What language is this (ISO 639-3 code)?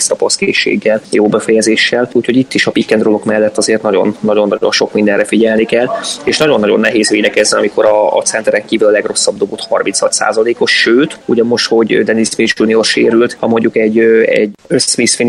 hun